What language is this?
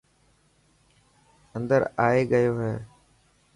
Dhatki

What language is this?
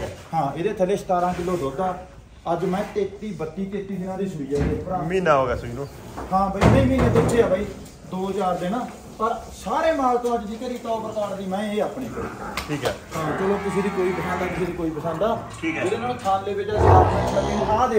Punjabi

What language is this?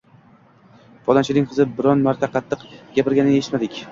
Uzbek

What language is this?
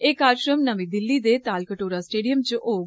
Dogri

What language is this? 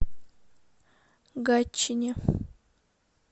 Russian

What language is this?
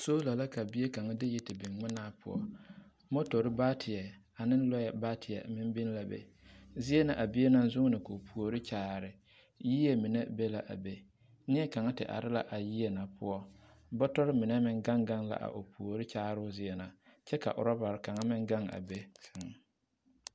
Southern Dagaare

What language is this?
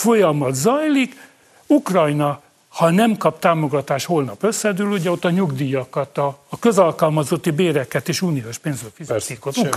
Hungarian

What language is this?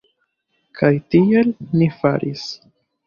Esperanto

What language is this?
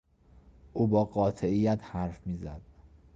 Persian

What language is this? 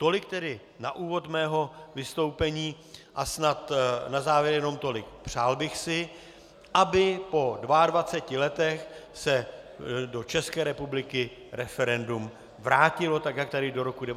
Czech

